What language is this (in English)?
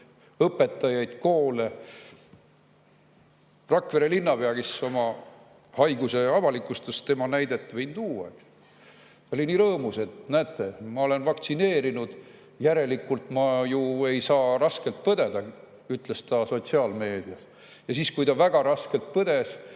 Estonian